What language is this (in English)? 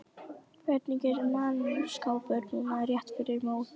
Icelandic